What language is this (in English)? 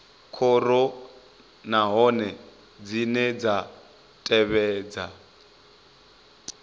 Venda